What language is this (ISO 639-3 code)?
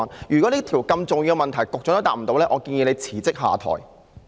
yue